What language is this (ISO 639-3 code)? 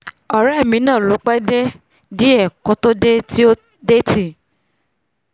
yor